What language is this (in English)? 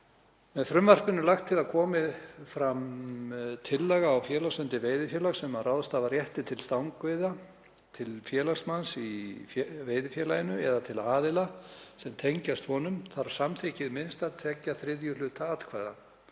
Icelandic